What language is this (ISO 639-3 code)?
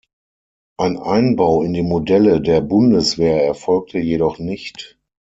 deu